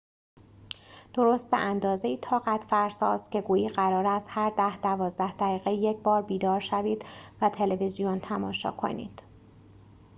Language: Persian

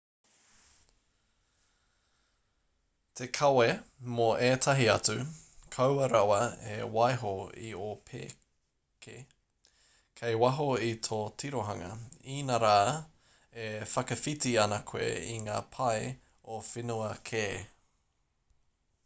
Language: Māori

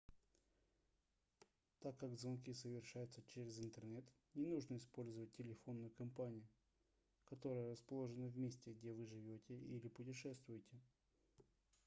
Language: Russian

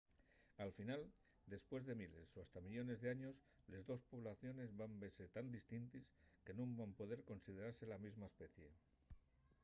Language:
Asturian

